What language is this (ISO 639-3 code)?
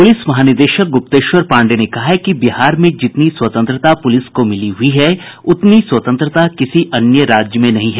hin